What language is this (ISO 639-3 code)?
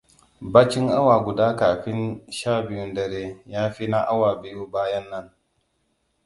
hau